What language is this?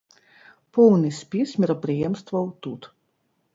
Belarusian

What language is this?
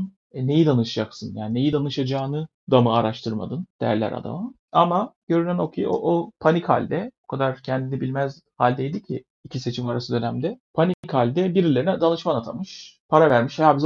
Turkish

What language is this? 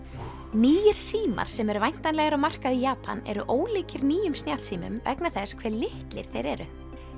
Icelandic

